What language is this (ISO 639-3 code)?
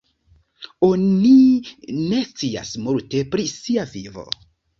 epo